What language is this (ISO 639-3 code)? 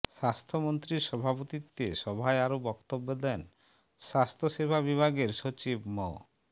ben